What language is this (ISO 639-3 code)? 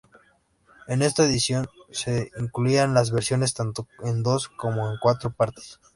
spa